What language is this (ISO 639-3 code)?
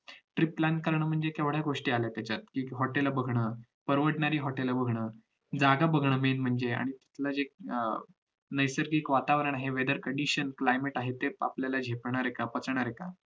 mar